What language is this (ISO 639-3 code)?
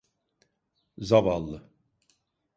tur